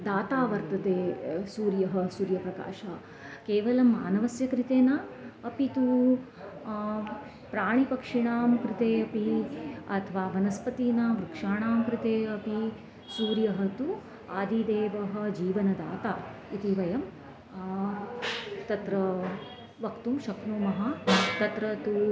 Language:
Sanskrit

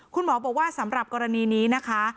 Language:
Thai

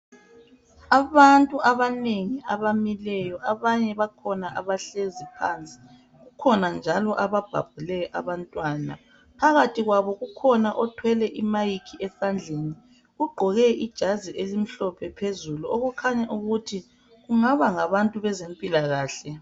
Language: North Ndebele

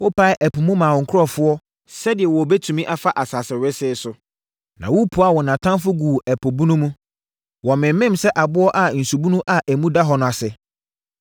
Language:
Akan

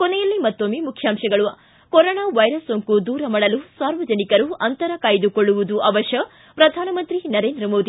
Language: Kannada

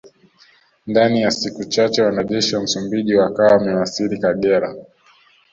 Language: Swahili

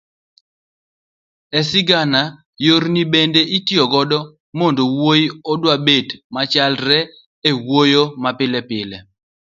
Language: Luo (Kenya and Tanzania)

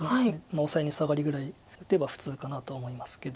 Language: Japanese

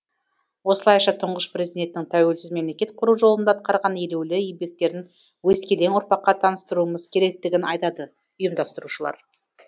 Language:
Kazakh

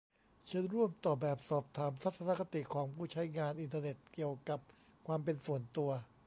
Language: Thai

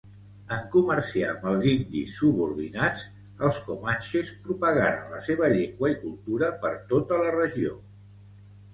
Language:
Catalan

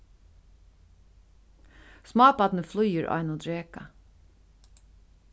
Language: Faroese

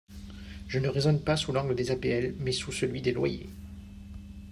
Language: French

